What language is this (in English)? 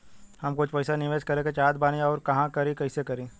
Bhojpuri